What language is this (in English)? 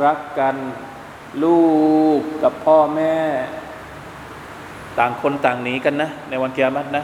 Thai